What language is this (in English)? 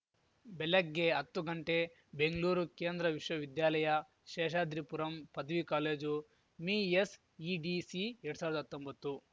Kannada